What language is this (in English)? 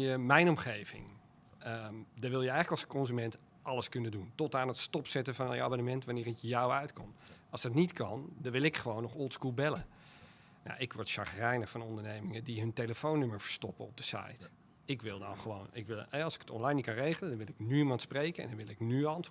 Dutch